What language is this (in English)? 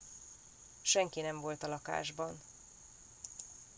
Hungarian